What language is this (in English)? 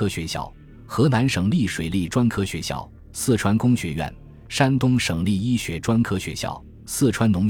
Chinese